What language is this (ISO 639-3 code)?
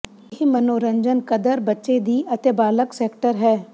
pan